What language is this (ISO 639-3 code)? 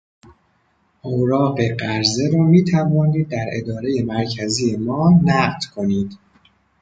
fas